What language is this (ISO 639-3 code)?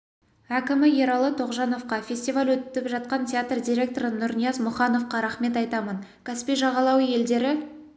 kaz